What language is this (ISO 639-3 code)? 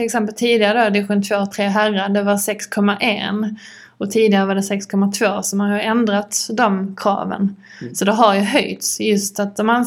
swe